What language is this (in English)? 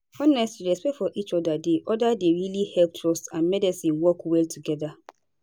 Nigerian Pidgin